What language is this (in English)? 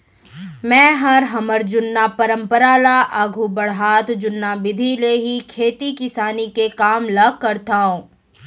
Chhattisgarhi